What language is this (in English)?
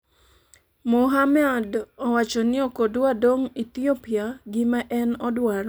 Luo (Kenya and Tanzania)